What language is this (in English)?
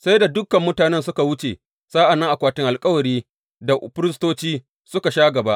Hausa